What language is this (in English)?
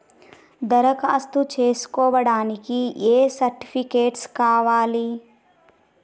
Telugu